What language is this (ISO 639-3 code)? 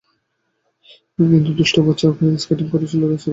ben